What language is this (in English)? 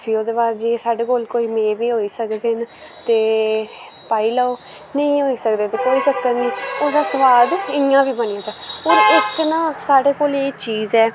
Dogri